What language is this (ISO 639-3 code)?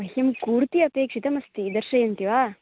san